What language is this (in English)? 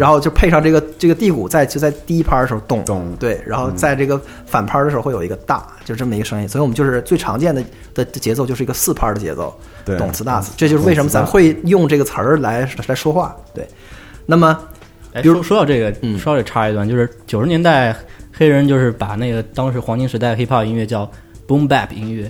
Chinese